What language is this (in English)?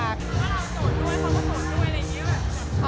Thai